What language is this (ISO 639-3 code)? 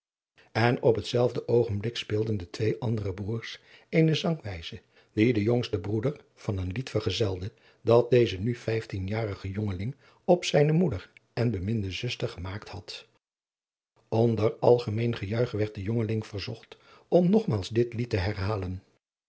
nld